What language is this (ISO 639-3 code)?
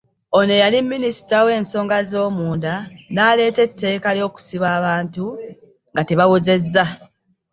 lug